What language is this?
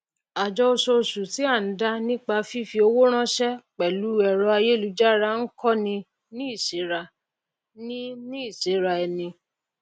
Yoruba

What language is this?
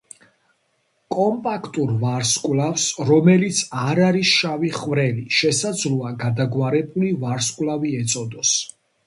Georgian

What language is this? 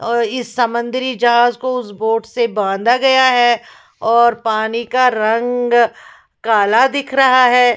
Hindi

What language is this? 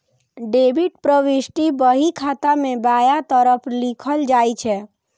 Maithili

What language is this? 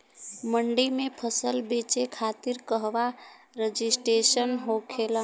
Bhojpuri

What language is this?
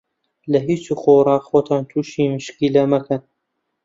Central Kurdish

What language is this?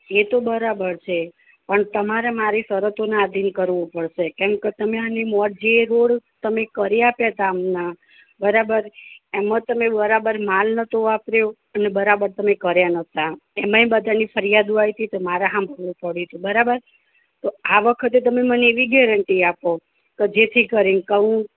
Gujarati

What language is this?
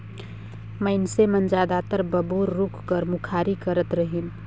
Chhattisgarhi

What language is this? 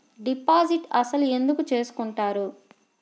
Telugu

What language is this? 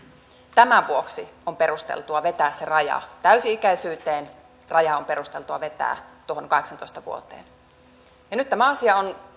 Finnish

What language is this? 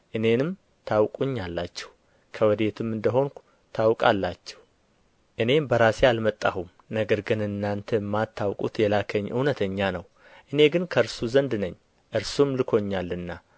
Amharic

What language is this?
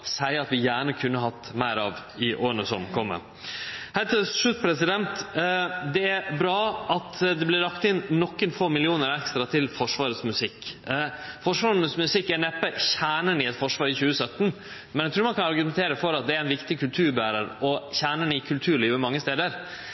Norwegian Nynorsk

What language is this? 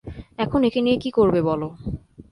Bangla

